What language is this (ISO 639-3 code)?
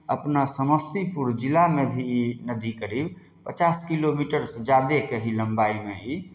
mai